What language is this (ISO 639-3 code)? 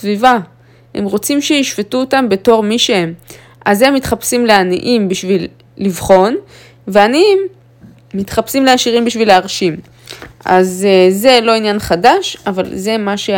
heb